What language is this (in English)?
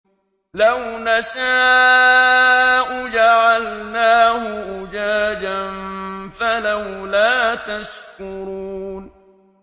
Arabic